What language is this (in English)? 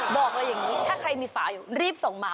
Thai